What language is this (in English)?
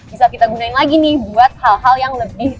Indonesian